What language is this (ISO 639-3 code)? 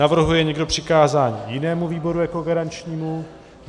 ces